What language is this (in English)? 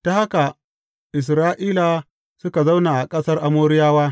Hausa